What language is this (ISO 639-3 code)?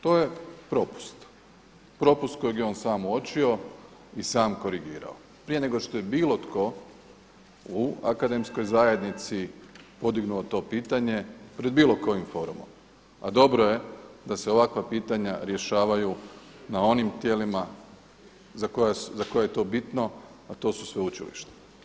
hrv